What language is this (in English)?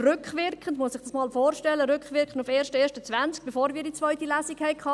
Swiss German